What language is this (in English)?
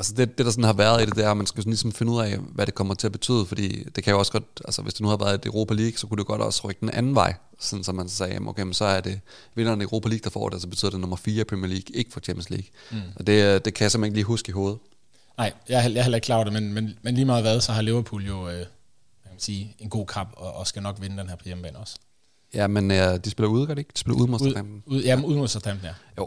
Danish